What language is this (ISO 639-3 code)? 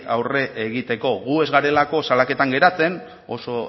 eus